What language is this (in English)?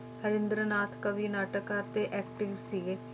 Punjabi